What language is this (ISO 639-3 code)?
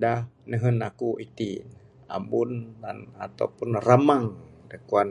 sdo